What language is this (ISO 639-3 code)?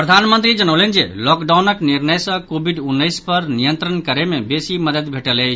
mai